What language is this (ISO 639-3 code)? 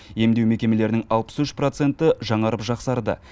kaz